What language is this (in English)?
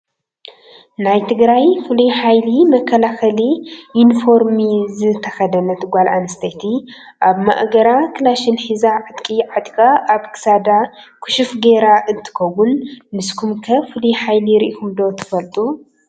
Tigrinya